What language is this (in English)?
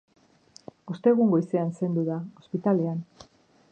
Basque